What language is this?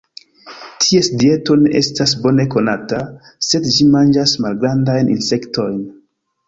Esperanto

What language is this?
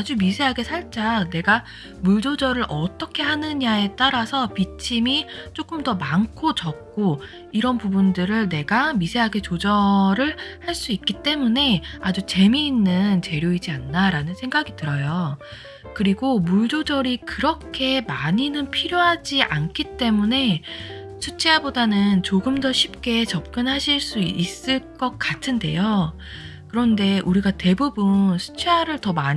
Korean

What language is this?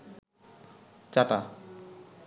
Bangla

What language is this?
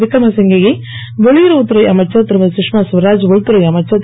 Tamil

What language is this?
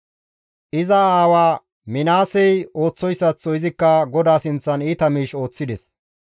Gamo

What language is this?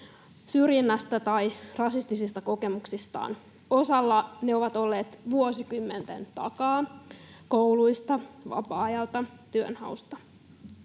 Finnish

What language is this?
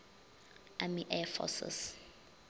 Northern Sotho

